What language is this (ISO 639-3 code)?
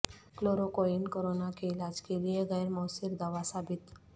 urd